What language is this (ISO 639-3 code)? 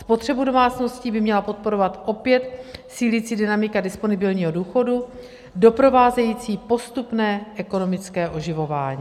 ces